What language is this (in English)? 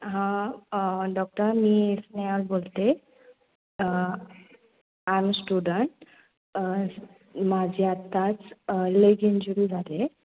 Marathi